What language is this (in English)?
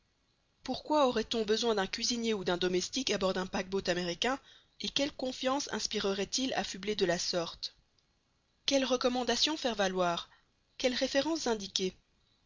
French